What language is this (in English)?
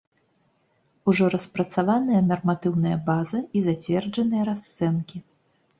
Belarusian